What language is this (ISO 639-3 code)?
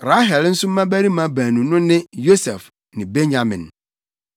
aka